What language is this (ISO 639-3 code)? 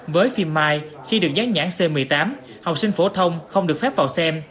vie